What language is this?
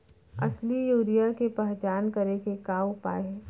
Chhattisgarhi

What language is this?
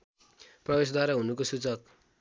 Nepali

